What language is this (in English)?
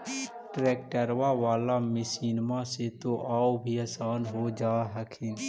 Magahi